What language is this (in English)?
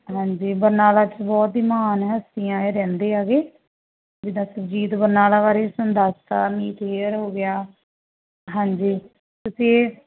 Punjabi